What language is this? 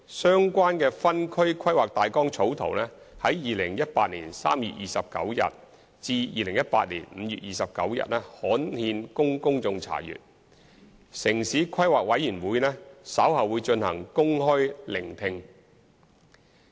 Cantonese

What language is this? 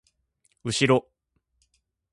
Japanese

